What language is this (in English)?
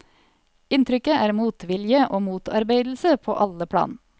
Norwegian